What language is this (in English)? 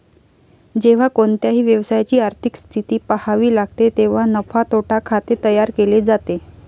Marathi